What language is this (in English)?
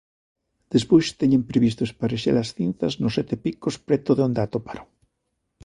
Galician